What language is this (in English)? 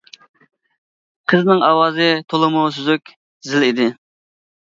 Uyghur